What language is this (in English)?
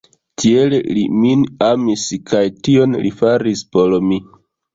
Esperanto